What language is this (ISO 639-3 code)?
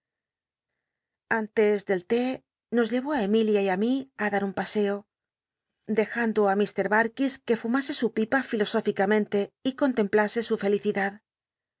spa